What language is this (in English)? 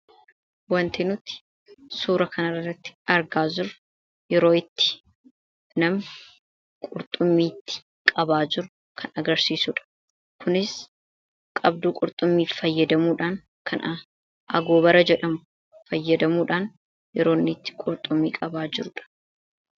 Oromo